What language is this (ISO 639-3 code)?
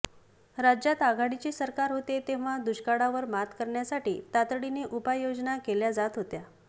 mar